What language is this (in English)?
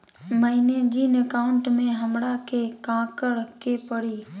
Magahi